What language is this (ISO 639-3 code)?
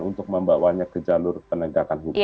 ind